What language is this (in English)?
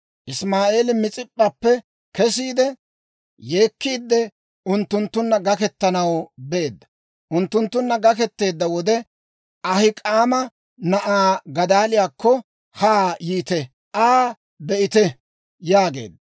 Dawro